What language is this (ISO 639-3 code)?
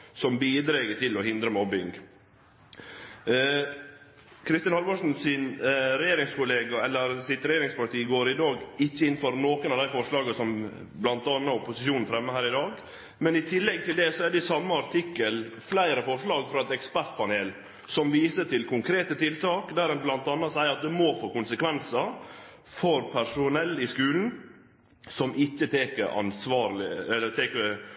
nno